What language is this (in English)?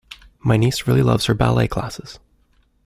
English